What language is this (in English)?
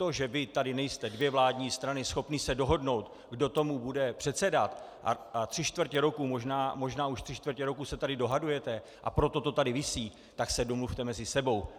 Czech